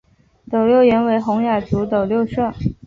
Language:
Chinese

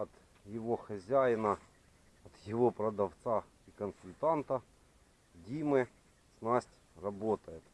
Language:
Russian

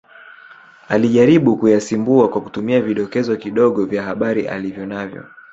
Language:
Swahili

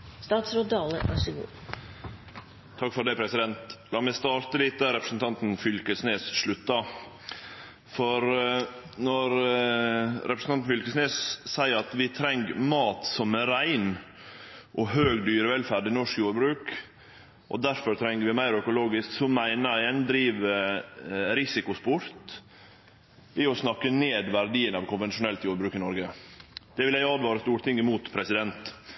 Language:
Norwegian Nynorsk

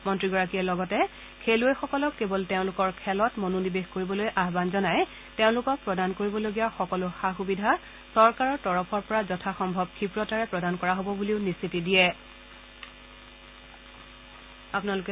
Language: Assamese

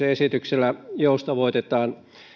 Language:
Finnish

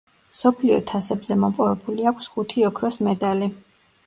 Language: Georgian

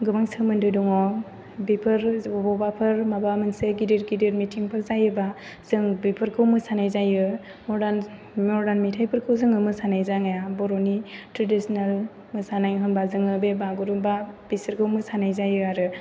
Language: Bodo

